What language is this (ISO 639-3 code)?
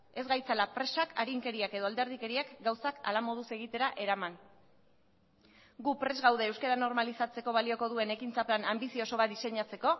eus